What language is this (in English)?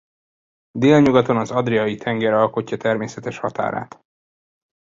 Hungarian